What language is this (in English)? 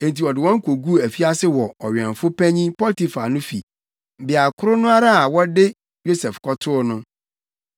Akan